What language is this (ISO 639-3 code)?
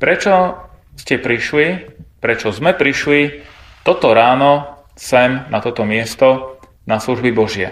slk